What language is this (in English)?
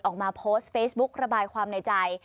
Thai